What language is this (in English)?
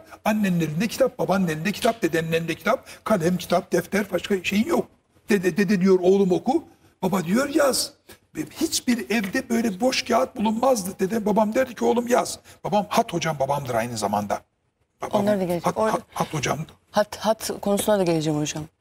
Turkish